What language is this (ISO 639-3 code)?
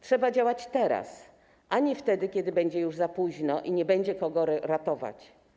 pol